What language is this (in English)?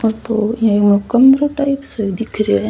Rajasthani